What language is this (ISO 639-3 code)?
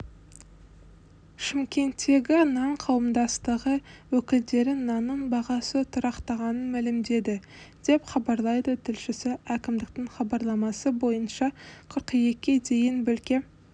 kaz